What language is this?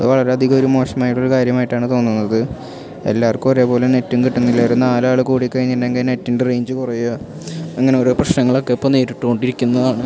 Malayalam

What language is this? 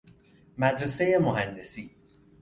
Persian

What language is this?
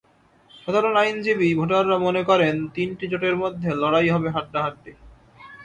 Bangla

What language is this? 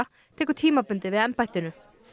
Icelandic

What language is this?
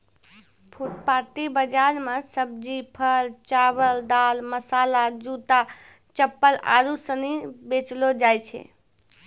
Maithili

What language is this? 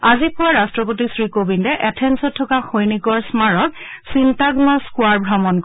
Assamese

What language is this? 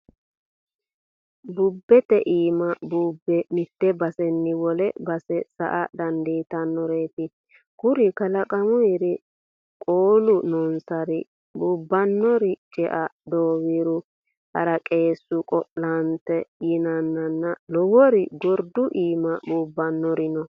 Sidamo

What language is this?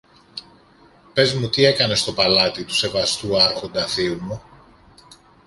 Greek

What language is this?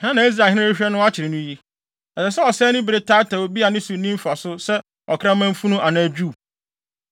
Akan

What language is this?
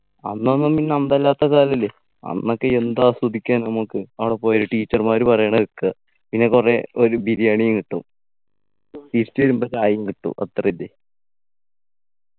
Malayalam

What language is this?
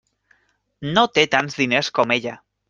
Catalan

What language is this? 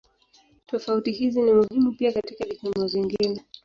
Swahili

